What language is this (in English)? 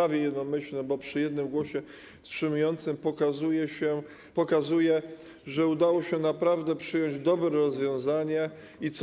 Polish